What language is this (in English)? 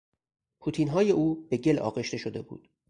Persian